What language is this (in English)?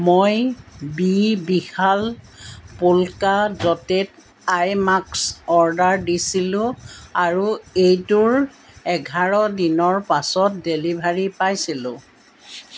Assamese